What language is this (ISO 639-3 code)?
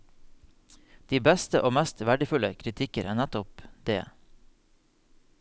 nor